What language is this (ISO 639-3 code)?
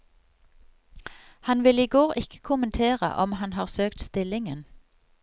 nor